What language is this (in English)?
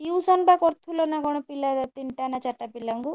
Odia